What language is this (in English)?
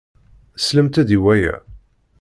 Kabyle